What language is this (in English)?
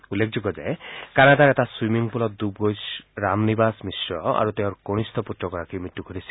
Assamese